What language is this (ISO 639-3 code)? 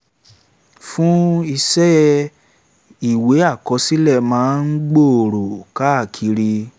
yor